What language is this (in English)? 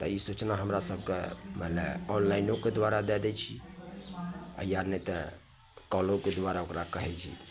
Maithili